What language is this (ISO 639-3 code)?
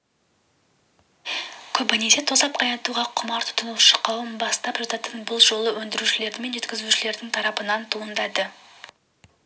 kaz